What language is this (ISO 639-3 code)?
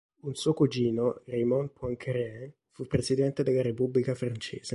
ita